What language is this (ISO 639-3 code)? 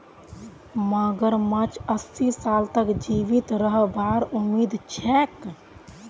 mag